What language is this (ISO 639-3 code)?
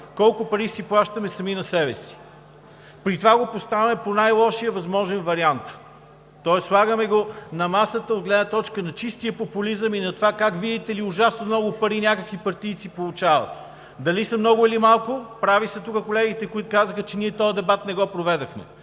bul